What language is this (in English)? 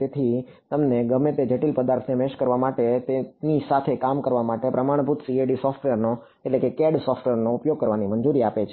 Gujarati